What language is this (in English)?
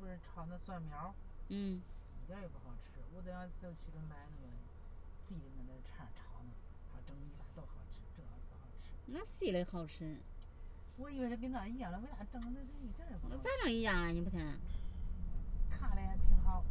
Chinese